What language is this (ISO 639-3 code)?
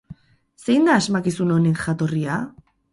eus